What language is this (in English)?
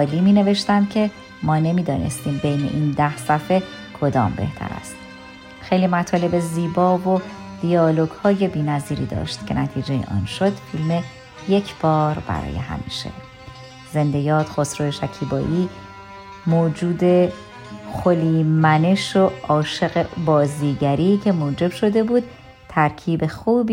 Persian